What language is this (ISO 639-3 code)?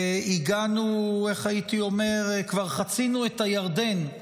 heb